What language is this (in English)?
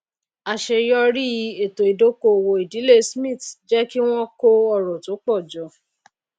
Yoruba